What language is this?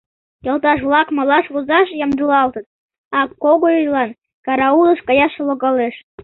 Mari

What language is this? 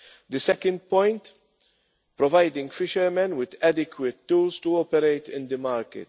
English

